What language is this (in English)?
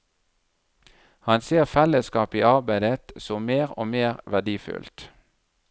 Norwegian